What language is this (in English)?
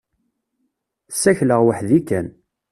Kabyle